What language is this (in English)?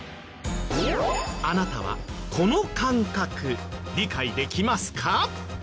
Japanese